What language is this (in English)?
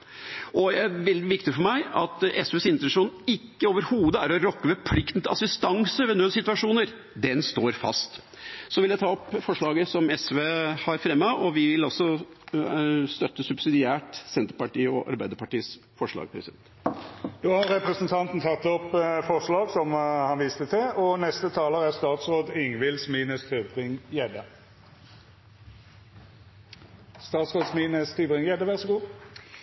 Norwegian